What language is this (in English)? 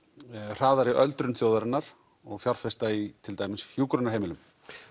Icelandic